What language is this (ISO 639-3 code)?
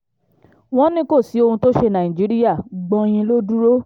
yor